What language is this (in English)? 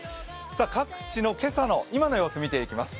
Japanese